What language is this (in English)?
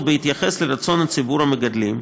Hebrew